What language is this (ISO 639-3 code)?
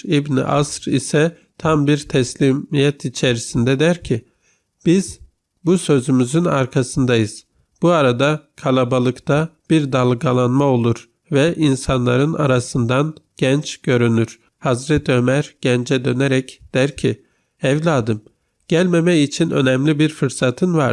tur